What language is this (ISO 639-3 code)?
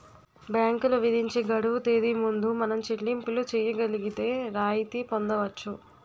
tel